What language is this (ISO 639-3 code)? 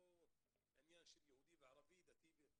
heb